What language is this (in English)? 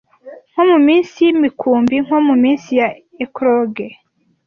Kinyarwanda